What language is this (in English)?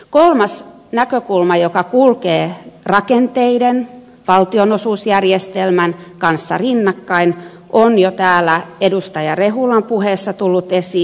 Finnish